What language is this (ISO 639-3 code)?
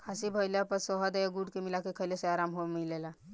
bho